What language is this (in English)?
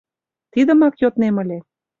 Mari